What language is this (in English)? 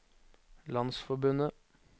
Norwegian